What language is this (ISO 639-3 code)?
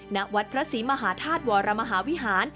tha